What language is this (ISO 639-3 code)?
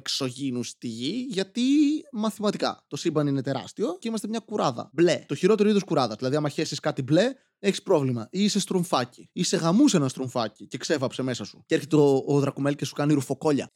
ell